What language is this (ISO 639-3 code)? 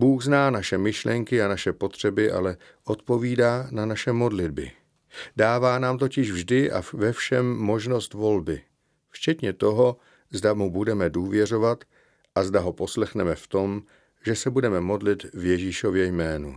ces